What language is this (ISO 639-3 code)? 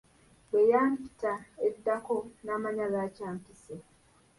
lug